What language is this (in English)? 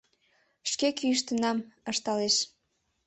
Mari